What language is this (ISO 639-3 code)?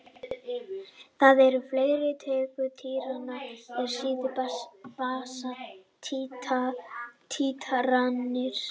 isl